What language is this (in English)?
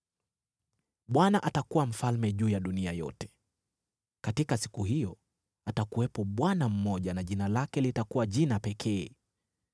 Swahili